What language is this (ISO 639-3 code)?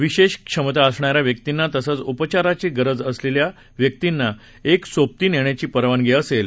mar